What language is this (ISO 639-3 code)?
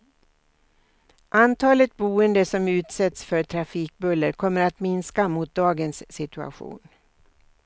swe